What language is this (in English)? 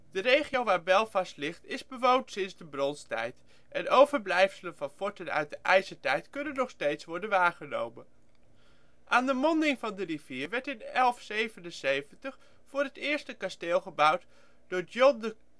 Dutch